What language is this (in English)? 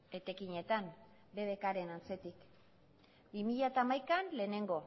Basque